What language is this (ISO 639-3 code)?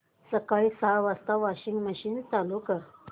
mar